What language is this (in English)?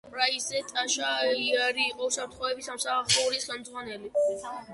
Georgian